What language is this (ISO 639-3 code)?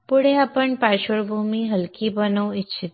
mar